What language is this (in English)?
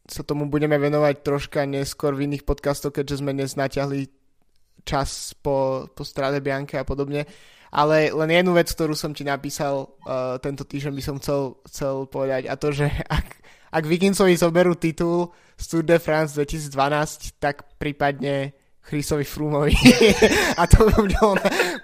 Slovak